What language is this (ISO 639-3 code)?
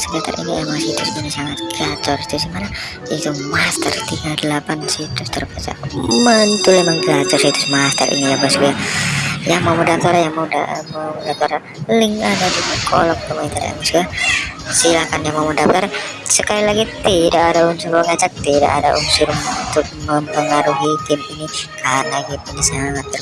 ind